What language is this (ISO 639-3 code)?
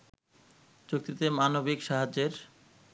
ben